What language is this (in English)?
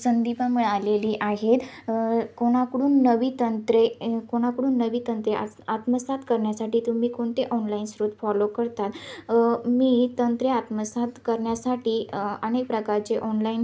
Marathi